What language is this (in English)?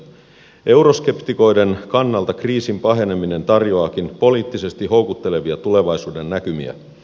Finnish